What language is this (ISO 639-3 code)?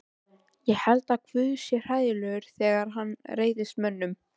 isl